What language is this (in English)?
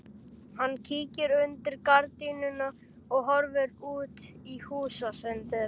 Icelandic